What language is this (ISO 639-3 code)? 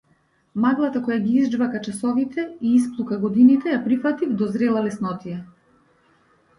mkd